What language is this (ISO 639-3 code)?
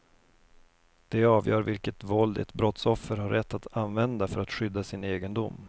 swe